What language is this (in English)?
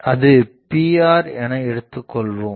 Tamil